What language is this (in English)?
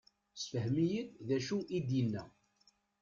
Kabyle